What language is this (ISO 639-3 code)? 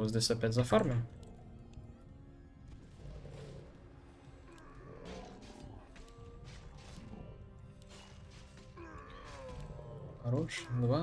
rus